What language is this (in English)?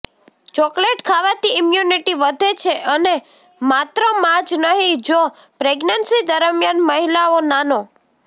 Gujarati